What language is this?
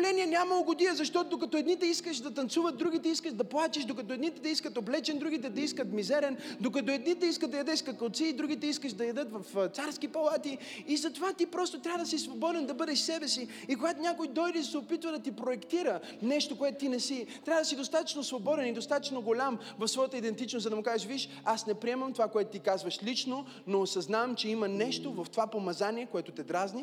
Bulgarian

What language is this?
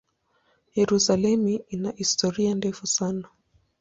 Swahili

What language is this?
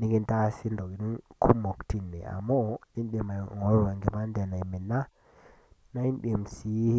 Masai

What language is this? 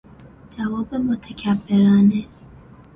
Persian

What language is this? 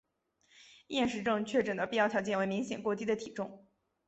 Chinese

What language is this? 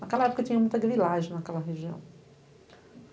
Portuguese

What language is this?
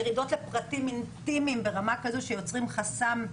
Hebrew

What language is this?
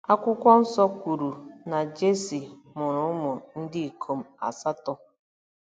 Igbo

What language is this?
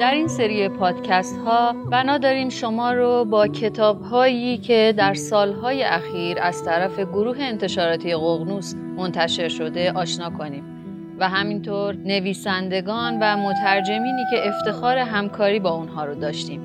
Persian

